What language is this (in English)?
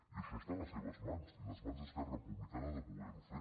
Catalan